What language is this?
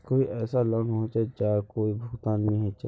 Magahi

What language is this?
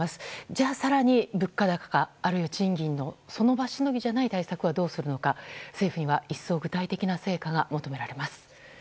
Japanese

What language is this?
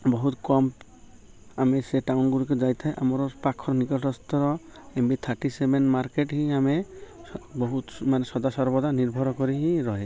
Odia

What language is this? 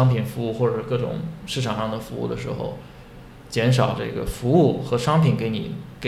Chinese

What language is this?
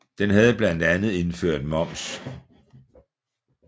Danish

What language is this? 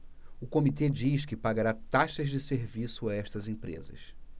Portuguese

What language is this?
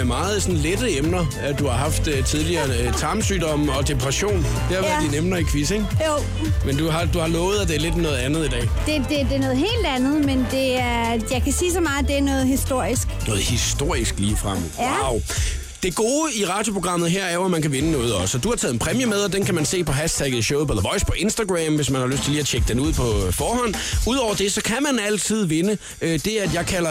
Danish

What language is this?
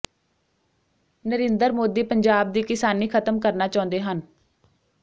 Punjabi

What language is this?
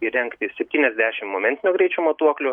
Lithuanian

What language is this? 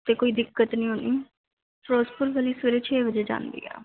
Punjabi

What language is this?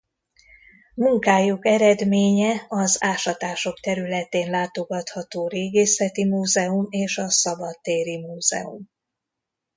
Hungarian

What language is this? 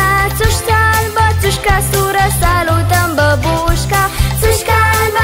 Romanian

